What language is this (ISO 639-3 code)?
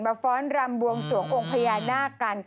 tha